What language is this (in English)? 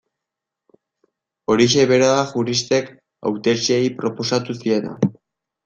Basque